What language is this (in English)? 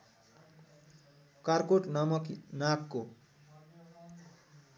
Nepali